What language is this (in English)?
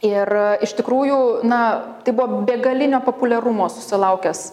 Lithuanian